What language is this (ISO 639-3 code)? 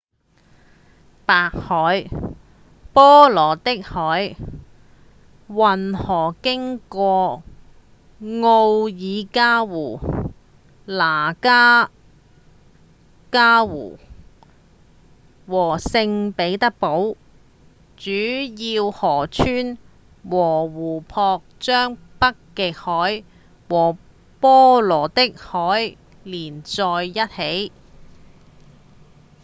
yue